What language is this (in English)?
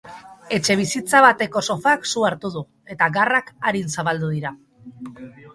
Basque